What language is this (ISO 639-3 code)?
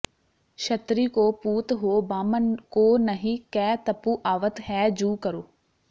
pan